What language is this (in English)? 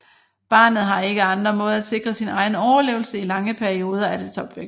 Danish